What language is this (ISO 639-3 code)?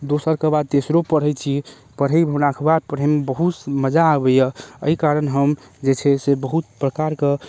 mai